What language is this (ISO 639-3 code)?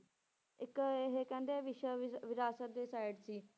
pan